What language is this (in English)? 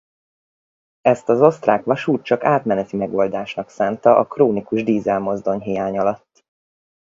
Hungarian